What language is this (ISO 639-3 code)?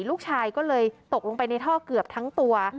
tha